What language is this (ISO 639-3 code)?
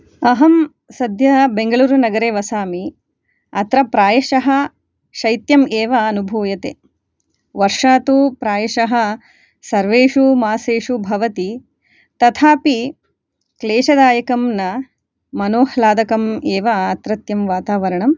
san